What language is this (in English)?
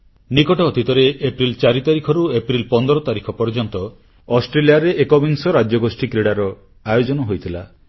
Odia